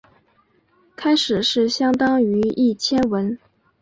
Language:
Chinese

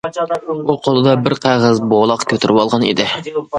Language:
Uyghur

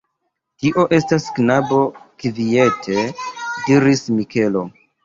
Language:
Esperanto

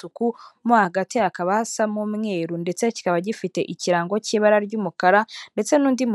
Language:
Kinyarwanda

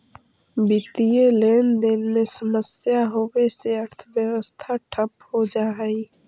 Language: Magahi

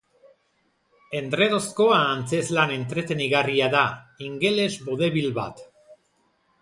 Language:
Basque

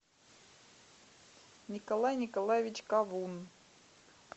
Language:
Russian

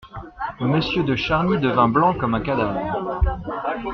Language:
French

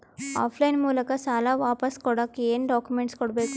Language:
Kannada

